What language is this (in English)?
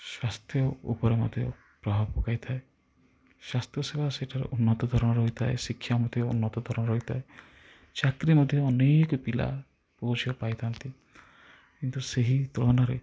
Odia